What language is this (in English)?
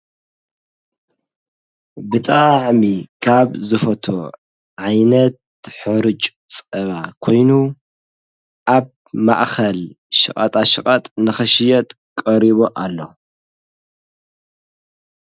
Tigrinya